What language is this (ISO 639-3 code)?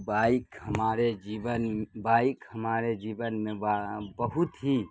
urd